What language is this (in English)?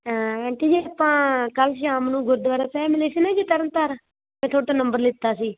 Punjabi